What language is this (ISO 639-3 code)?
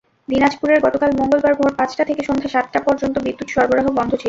ben